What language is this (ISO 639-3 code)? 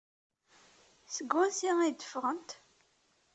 kab